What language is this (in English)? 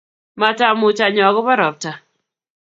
Kalenjin